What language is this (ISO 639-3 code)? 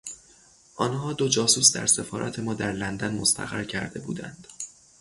fas